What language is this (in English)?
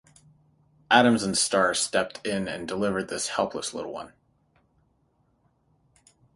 English